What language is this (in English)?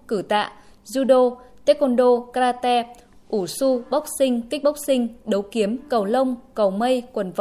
Vietnamese